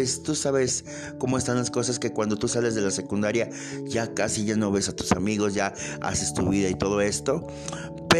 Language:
Spanish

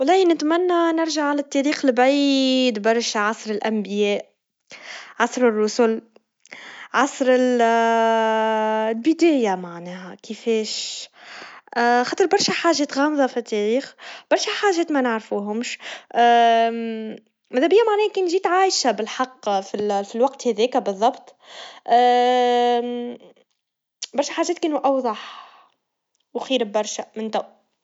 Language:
Tunisian Arabic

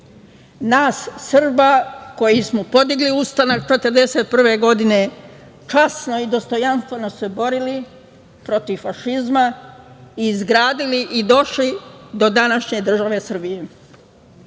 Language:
Serbian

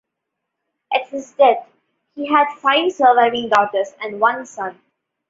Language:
English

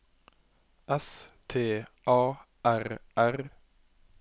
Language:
Norwegian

